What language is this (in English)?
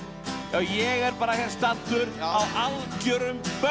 Icelandic